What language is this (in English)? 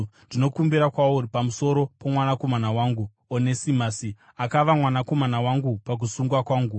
Shona